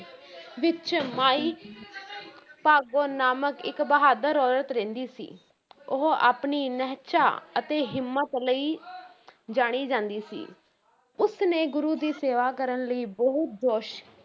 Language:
Punjabi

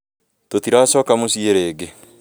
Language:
Kikuyu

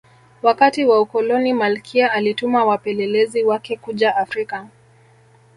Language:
Swahili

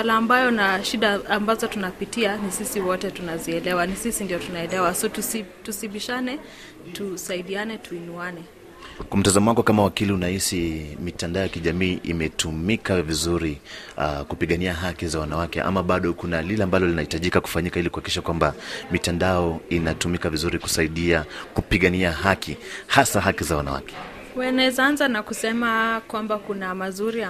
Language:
Swahili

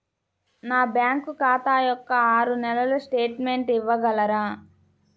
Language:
Telugu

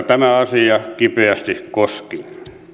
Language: Finnish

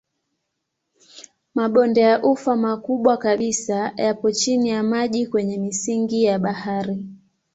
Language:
Swahili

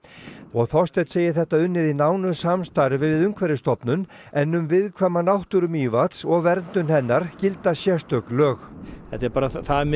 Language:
Icelandic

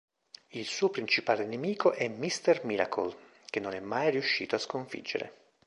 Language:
Italian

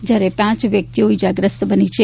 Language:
Gujarati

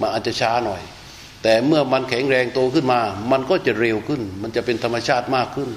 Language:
Thai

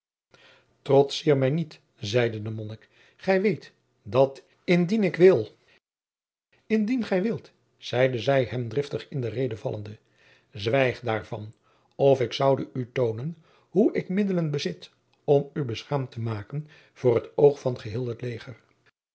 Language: Dutch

